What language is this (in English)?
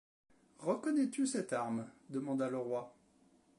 French